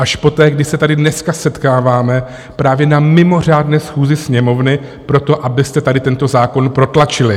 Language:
Czech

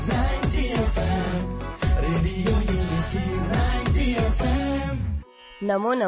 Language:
Punjabi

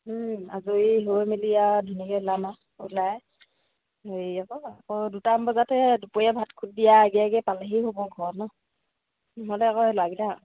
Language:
Assamese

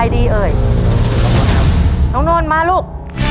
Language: Thai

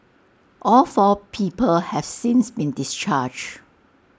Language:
English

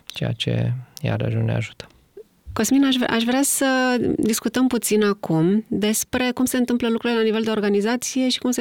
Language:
Romanian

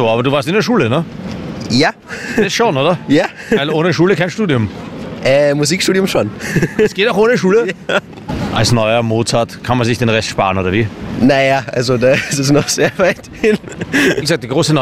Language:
German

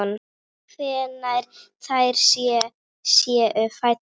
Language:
Icelandic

